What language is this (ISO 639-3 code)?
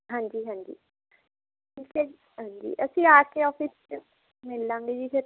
pan